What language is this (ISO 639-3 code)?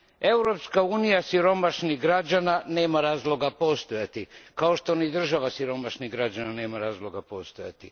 hrv